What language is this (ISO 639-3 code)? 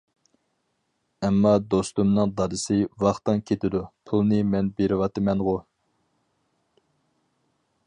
uig